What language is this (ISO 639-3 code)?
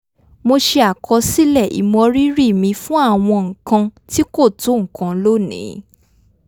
yor